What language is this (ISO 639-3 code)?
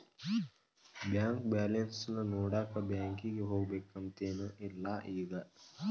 kan